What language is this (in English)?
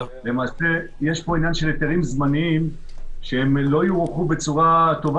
Hebrew